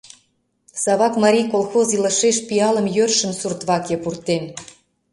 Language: Mari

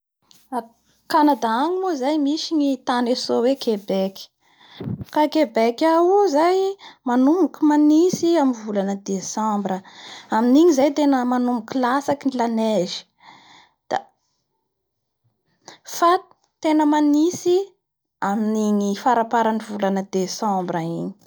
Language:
Bara Malagasy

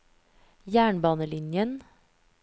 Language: Norwegian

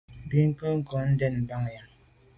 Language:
Medumba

